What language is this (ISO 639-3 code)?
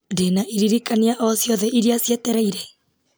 kik